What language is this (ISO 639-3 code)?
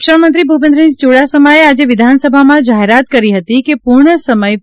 guj